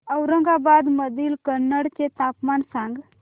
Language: Marathi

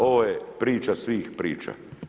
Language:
Croatian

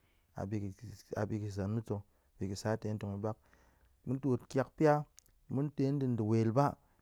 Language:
Goemai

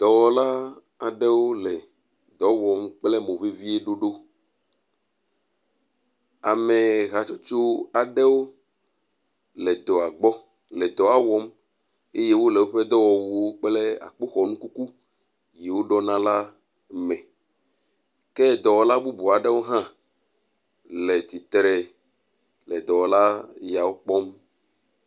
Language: Ewe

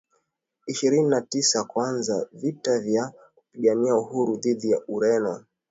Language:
Swahili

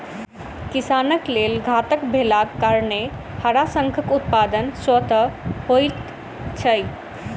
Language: Maithili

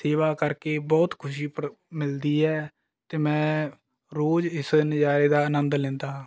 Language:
Punjabi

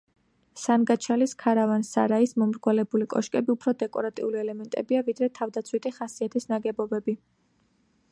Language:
Georgian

